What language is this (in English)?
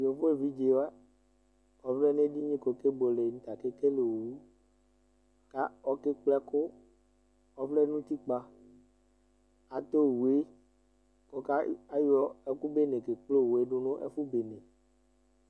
Ikposo